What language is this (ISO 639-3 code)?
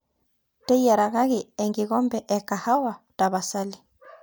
mas